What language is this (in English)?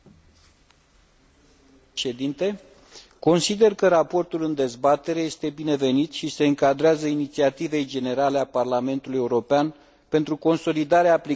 Romanian